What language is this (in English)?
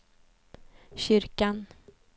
Swedish